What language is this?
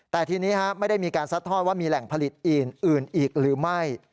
Thai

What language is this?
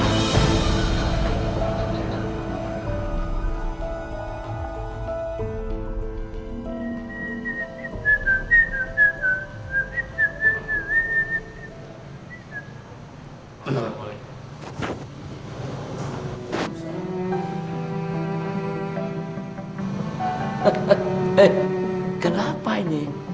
Indonesian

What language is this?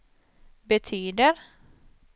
Swedish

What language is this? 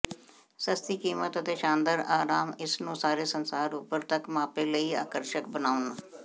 Punjabi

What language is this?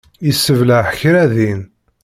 Kabyle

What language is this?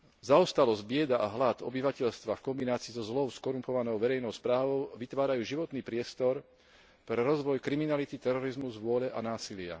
Slovak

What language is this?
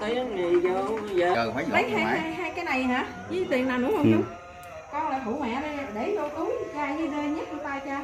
Vietnamese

